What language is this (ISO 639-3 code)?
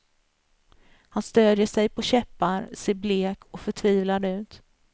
swe